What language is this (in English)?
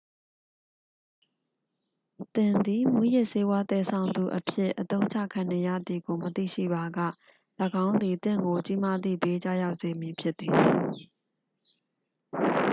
Burmese